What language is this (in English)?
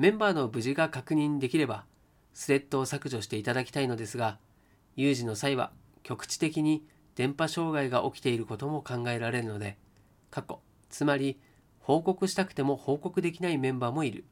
Japanese